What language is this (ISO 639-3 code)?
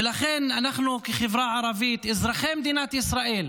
heb